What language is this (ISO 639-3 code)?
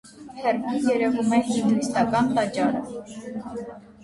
hye